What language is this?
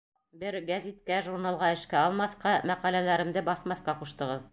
Bashkir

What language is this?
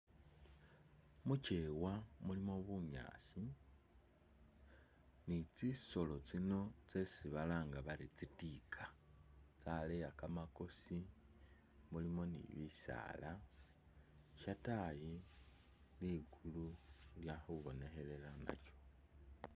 Masaaba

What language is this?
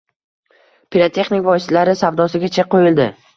Uzbek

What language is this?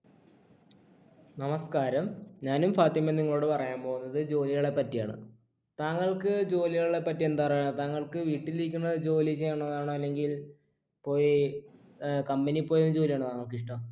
Malayalam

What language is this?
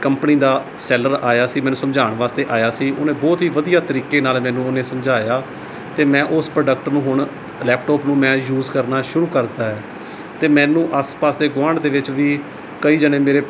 Punjabi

